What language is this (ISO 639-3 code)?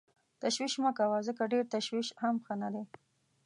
pus